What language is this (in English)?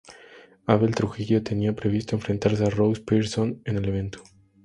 Spanish